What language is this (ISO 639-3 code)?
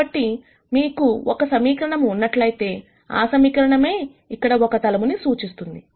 tel